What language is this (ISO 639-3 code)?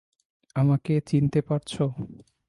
ben